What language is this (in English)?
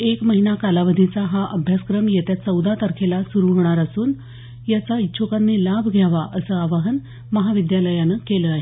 Marathi